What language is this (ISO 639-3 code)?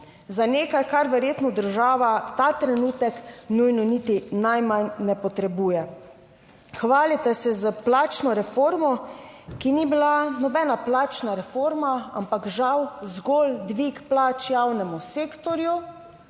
slv